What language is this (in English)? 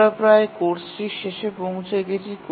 Bangla